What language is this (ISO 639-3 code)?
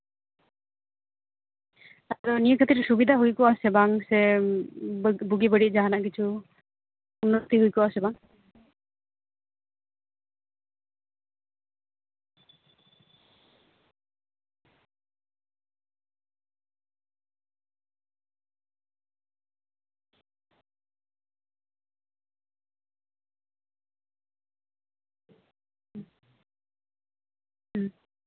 sat